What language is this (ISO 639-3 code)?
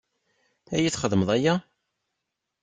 kab